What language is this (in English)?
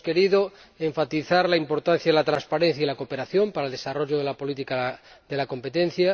Spanish